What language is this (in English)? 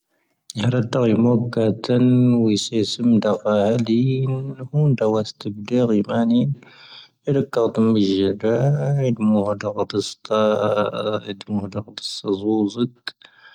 Tahaggart Tamahaq